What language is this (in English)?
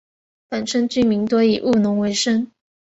Chinese